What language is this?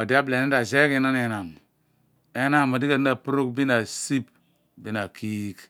Abua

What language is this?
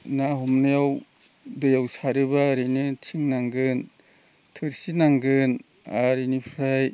Bodo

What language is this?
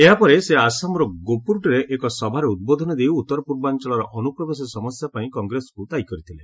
Odia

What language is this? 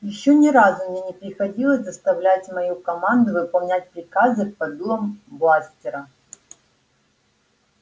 Russian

